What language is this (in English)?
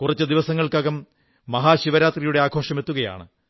Malayalam